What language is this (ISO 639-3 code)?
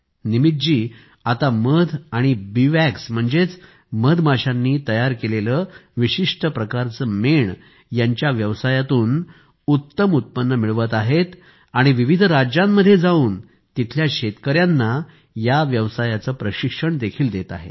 mar